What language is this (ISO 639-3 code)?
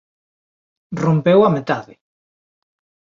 glg